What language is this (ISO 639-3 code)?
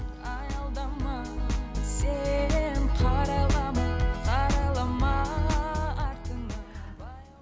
kaz